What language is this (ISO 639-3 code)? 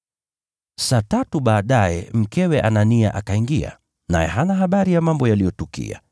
swa